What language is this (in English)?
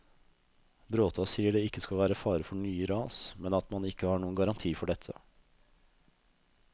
Norwegian